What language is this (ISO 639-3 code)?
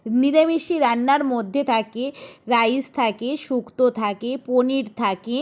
ben